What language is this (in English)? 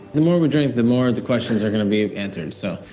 English